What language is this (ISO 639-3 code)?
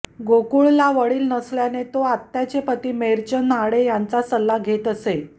mar